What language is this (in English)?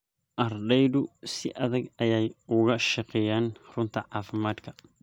Somali